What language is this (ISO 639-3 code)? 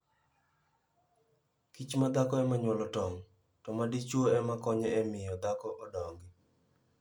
luo